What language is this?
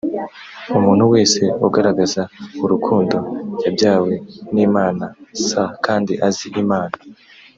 Kinyarwanda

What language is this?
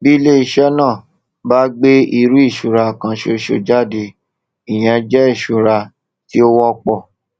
Yoruba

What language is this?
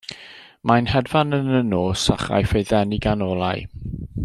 Welsh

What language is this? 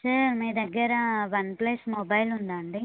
Telugu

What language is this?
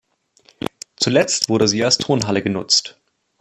German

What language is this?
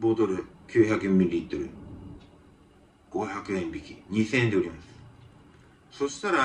Japanese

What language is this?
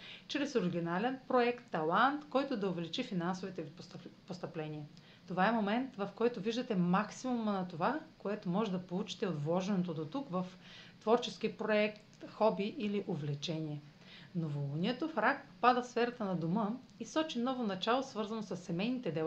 Bulgarian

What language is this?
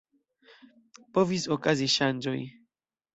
Esperanto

